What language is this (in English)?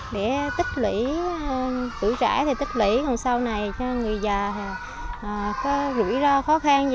Vietnamese